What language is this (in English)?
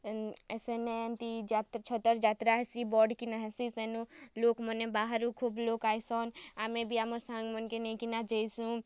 Odia